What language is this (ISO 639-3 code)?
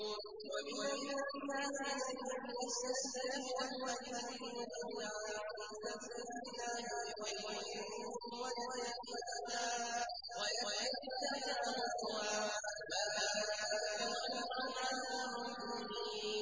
ara